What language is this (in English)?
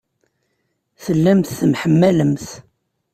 Kabyle